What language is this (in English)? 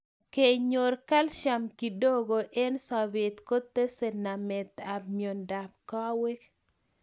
Kalenjin